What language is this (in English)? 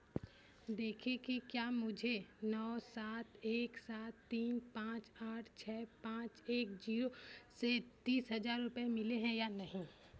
Hindi